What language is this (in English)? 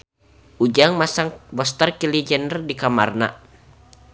Sundanese